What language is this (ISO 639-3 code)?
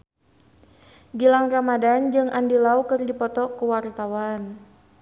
sun